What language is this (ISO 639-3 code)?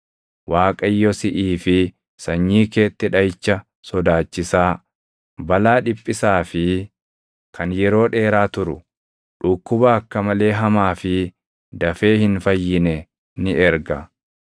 orm